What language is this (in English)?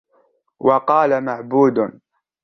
Arabic